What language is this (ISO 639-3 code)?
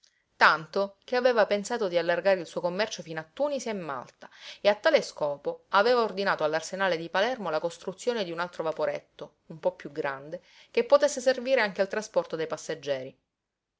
ita